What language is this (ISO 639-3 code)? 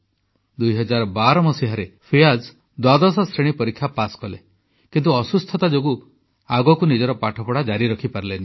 ori